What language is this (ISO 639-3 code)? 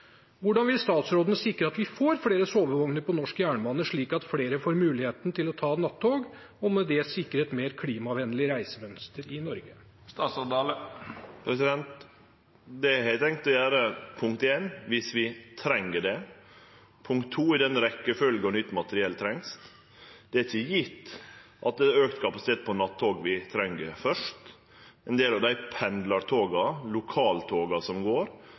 nor